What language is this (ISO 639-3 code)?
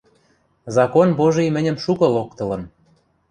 mrj